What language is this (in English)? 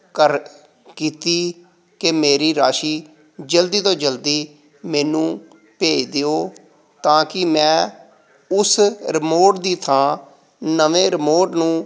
Punjabi